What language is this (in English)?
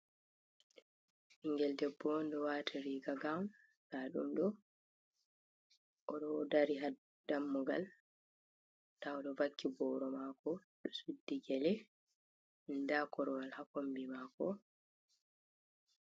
Fula